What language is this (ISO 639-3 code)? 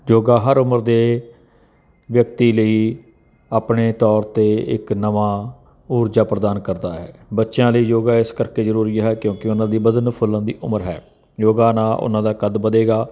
pan